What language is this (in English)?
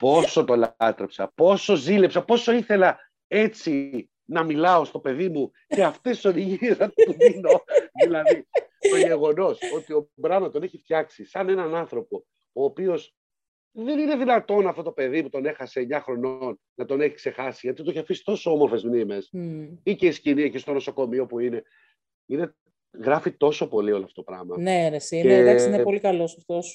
Greek